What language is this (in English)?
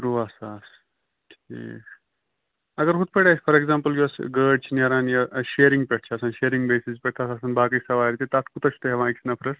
Kashmiri